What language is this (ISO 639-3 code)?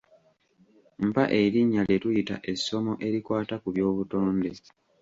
lug